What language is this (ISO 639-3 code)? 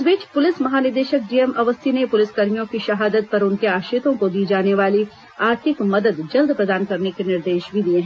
hin